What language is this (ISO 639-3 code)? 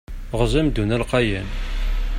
kab